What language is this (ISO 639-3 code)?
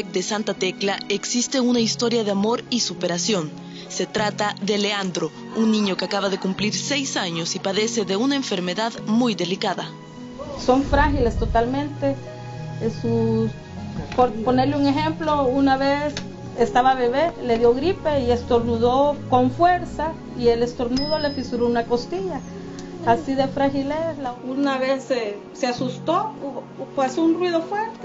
spa